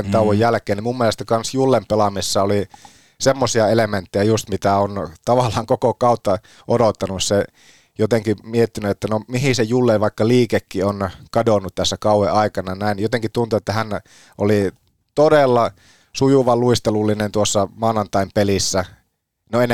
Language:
Finnish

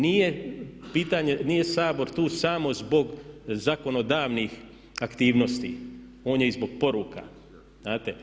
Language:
Croatian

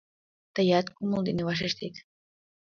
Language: Mari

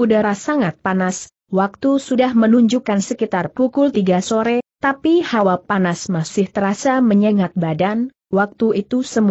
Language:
Indonesian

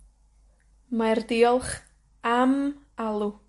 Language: Welsh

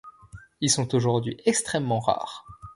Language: French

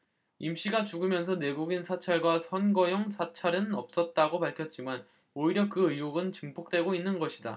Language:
Korean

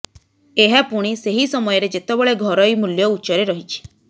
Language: Odia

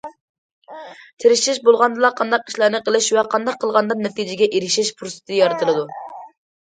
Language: Uyghur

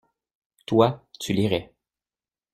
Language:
French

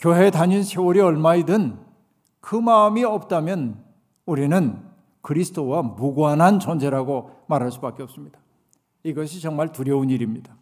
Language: Korean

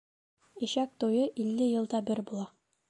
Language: Bashkir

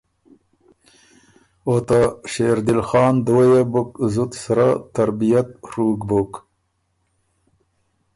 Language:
Ormuri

